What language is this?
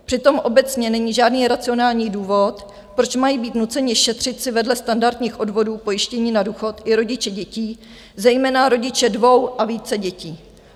Czech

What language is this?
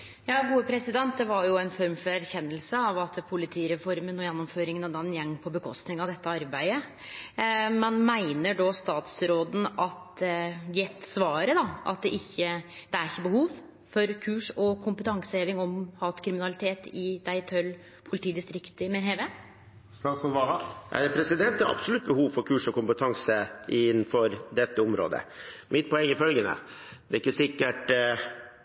Norwegian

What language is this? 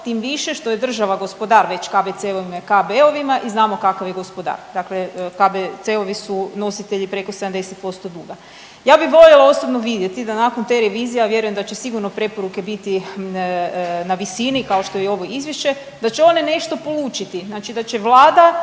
Croatian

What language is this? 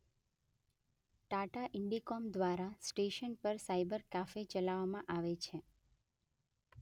Gujarati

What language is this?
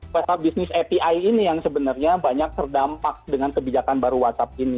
Indonesian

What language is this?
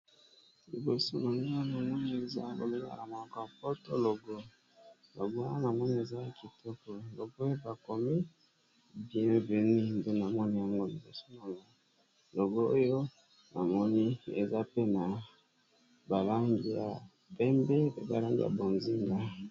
Lingala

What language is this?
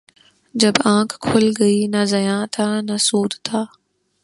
Urdu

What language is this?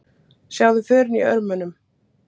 Icelandic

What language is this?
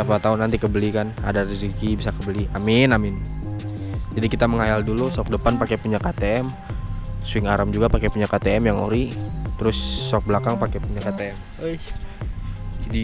Indonesian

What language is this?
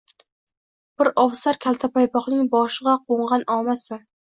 Uzbek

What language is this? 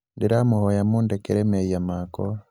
Kikuyu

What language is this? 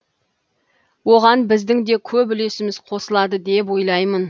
Kazakh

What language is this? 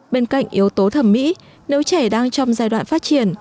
Vietnamese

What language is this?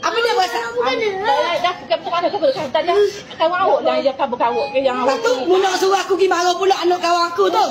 Malay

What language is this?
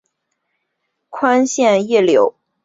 Chinese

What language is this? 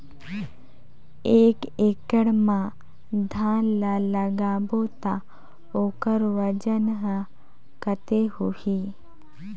Chhattisgarhi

